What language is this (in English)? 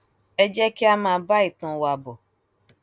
Yoruba